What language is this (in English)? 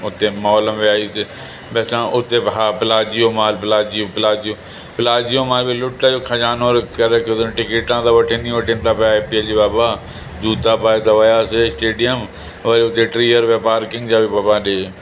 Sindhi